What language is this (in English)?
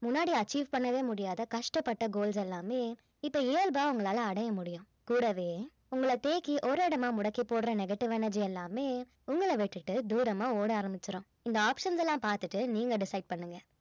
Tamil